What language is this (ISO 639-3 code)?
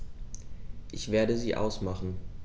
deu